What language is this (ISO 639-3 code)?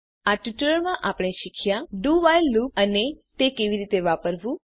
guj